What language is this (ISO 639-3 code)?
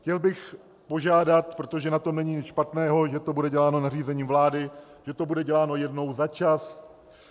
ces